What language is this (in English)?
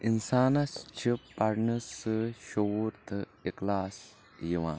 Kashmiri